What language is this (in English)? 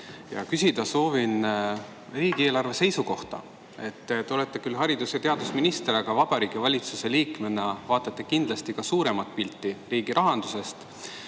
Estonian